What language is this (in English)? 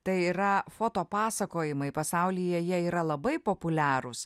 Lithuanian